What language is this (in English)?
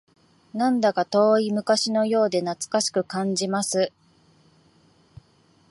Japanese